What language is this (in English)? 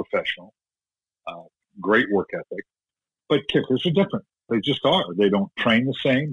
English